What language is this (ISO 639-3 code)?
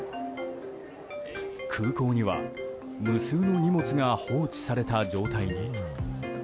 jpn